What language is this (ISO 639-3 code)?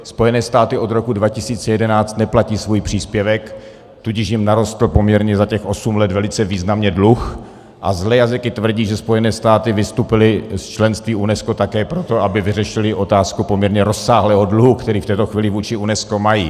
ces